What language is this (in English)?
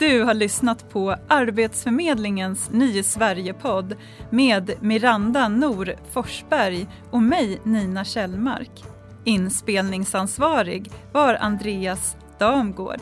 Swedish